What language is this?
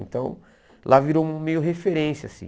Portuguese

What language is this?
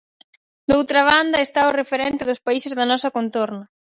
Galician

